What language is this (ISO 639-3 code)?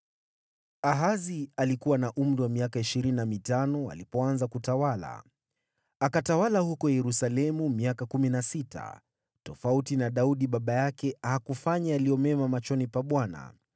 swa